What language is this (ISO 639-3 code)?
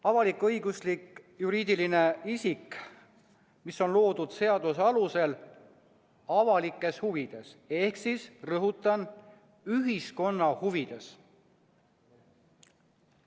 est